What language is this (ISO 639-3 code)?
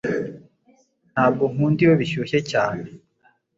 kin